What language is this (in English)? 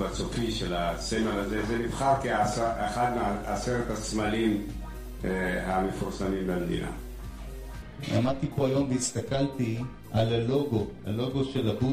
Hebrew